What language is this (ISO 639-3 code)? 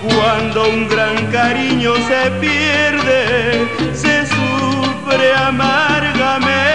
ron